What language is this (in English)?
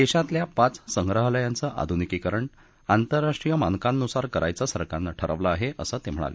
Marathi